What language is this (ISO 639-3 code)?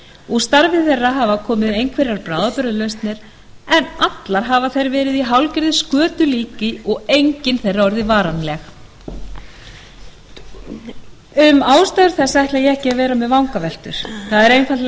isl